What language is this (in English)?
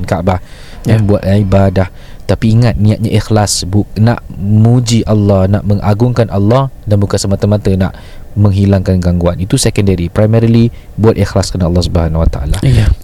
Malay